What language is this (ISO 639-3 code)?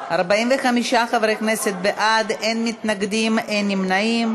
heb